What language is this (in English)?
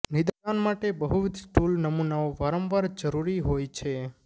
Gujarati